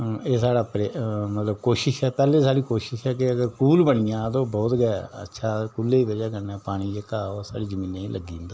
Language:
Dogri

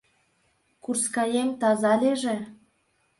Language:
Mari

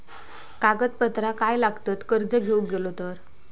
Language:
Marathi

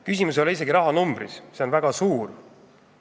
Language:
Estonian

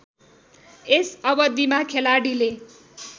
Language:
Nepali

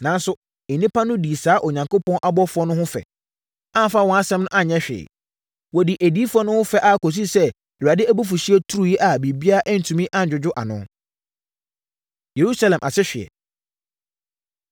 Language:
Akan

